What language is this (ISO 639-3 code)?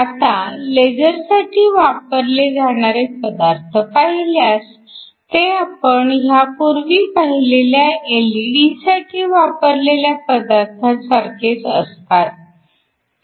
mar